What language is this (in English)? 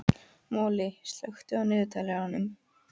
Icelandic